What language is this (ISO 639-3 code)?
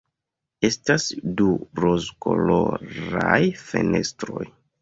epo